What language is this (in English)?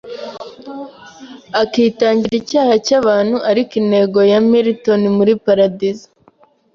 Kinyarwanda